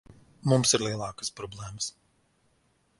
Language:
Latvian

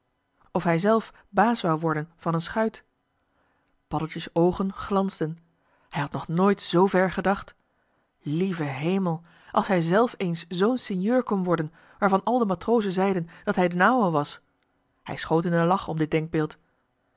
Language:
Dutch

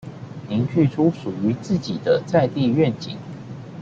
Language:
Chinese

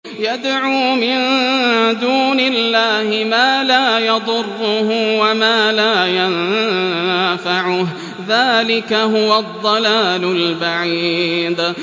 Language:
Arabic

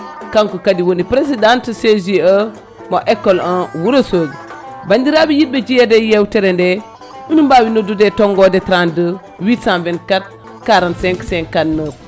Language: Fula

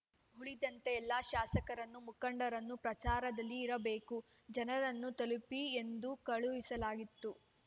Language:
Kannada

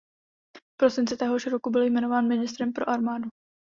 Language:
Czech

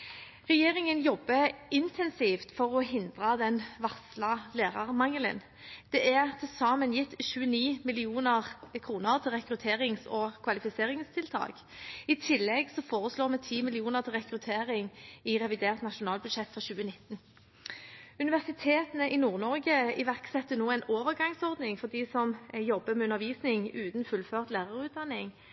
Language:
Norwegian Bokmål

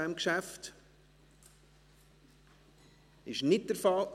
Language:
Swiss German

